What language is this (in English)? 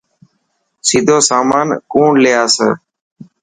Dhatki